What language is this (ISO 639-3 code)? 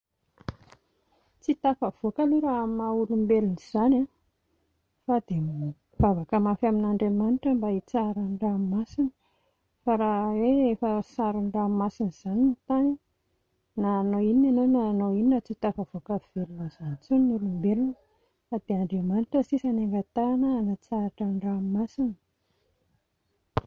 mlg